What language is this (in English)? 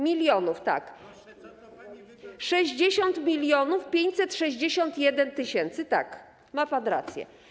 Polish